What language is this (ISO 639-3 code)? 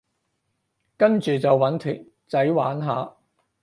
yue